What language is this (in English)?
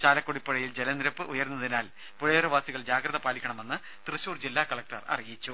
Malayalam